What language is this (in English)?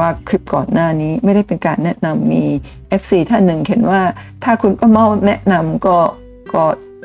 Thai